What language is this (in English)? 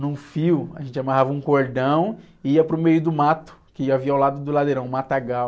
Portuguese